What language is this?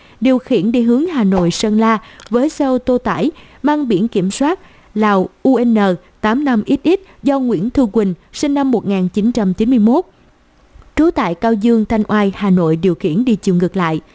Vietnamese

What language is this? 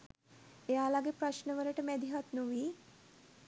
Sinhala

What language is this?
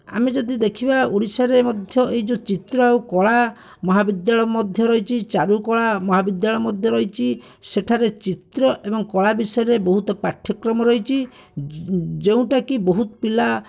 Odia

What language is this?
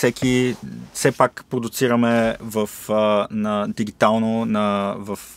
Bulgarian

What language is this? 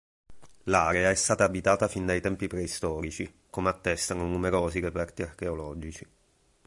Italian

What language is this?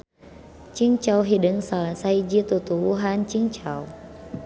Sundanese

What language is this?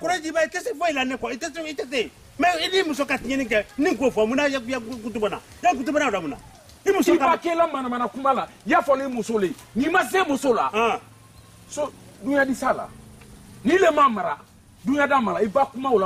French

